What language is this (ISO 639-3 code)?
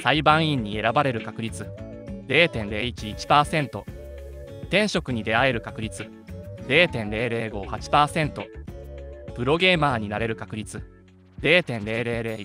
jpn